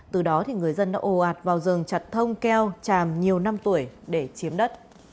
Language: Vietnamese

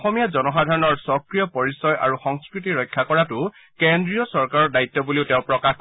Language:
Assamese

